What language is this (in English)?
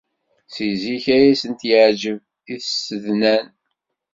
Kabyle